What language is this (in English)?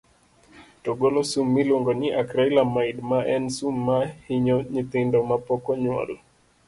Luo (Kenya and Tanzania)